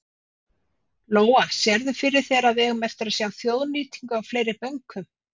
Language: Icelandic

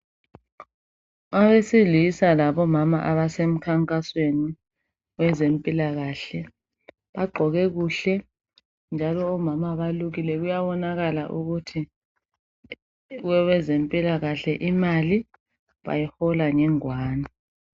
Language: North Ndebele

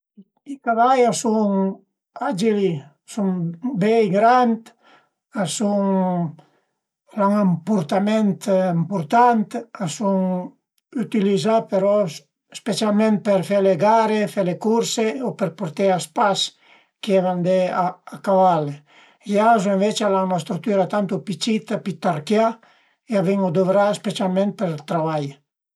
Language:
Piedmontese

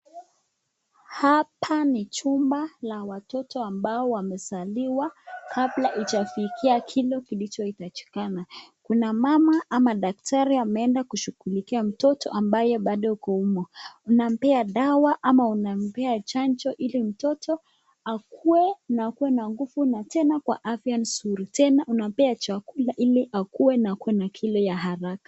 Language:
Swahili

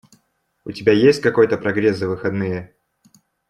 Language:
Russian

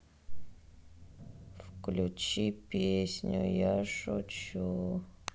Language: Russian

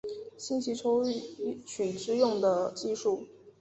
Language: Chinese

